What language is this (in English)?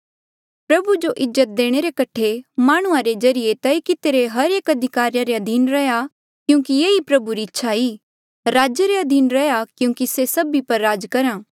Mandeali